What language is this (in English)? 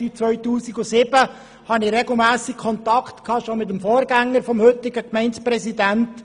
Swiss German